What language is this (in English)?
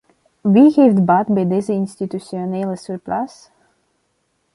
Dutch